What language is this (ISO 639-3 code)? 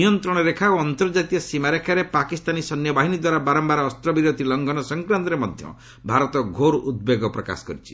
ori